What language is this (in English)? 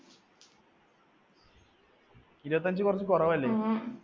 Malayalam